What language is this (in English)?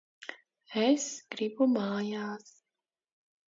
Latvian